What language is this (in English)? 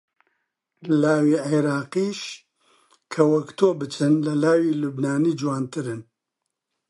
Central Kurdish